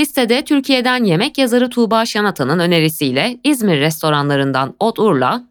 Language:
Turkish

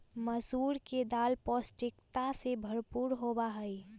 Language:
Magahi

